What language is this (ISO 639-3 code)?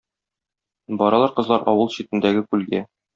tat